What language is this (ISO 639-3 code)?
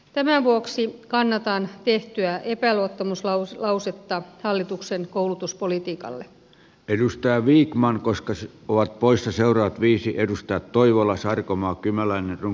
fin